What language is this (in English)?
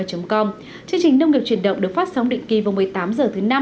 Vietnamese